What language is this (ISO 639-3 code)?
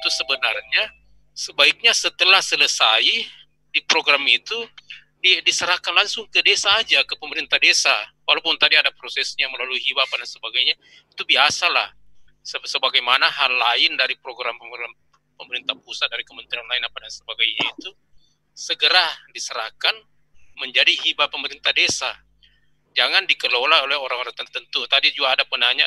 ind